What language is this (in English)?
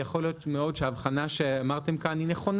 Hebrew